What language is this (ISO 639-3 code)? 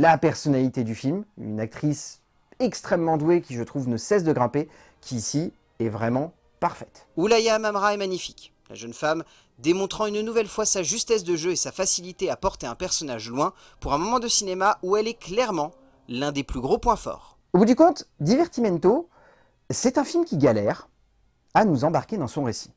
fra